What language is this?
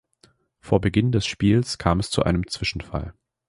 German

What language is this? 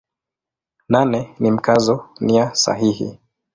Swahili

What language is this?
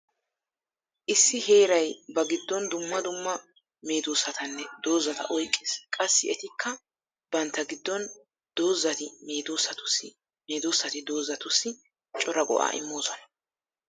Wolaytta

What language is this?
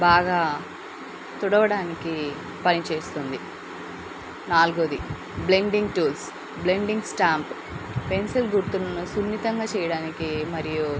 Telugu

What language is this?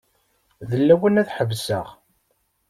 Kabyle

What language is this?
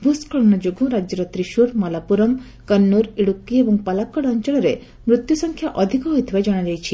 Odia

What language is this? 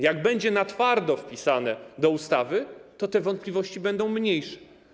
Polish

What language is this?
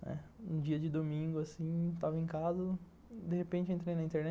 Portuguese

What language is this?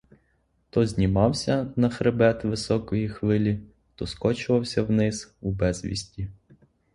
Ukrainian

